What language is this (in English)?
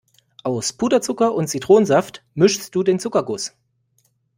German